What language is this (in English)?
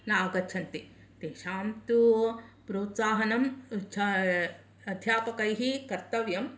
Sanskrit